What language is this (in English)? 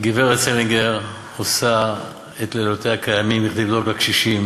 Hebrew